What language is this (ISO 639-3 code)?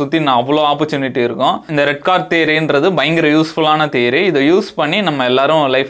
tam